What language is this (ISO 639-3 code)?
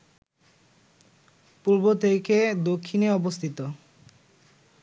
ben